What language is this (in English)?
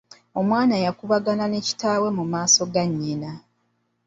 Ganda